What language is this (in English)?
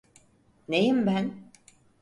Turkish